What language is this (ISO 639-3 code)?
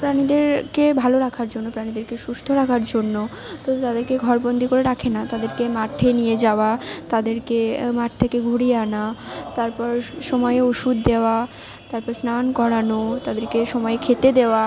ben